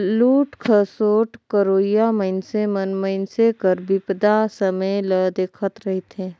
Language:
Chhattisgarhi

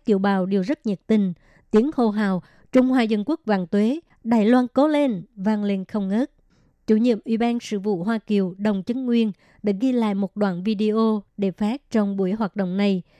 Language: Vietnamese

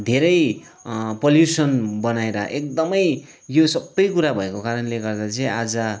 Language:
Nepali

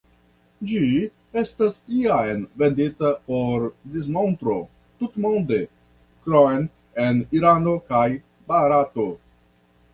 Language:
Esperanto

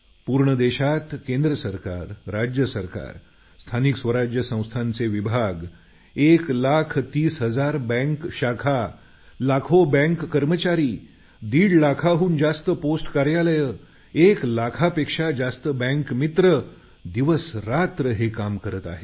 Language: Marathi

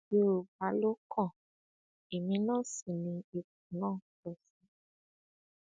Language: Yoruba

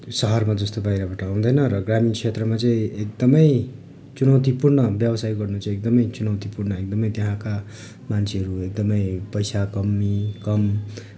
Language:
Nepali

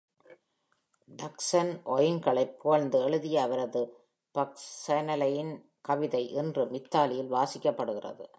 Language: Tamil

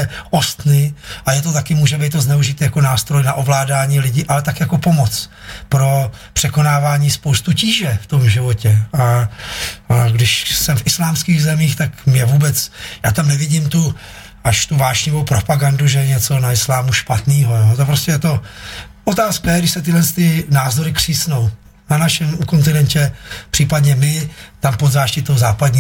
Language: Czech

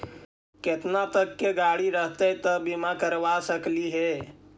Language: Magahi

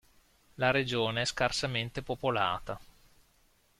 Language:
Italian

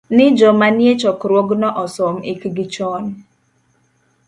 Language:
Luo (Kenya and Tanzania)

